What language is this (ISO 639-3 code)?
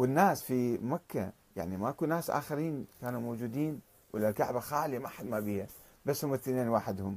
ara